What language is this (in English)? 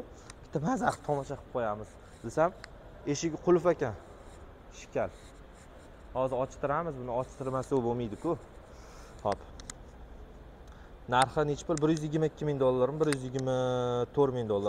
Turkish